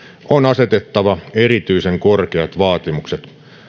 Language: Finnish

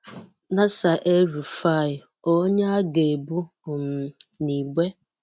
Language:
Igbo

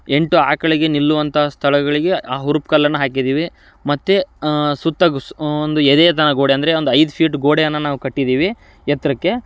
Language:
Kannada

